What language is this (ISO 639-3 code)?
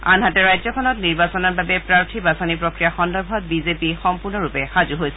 asm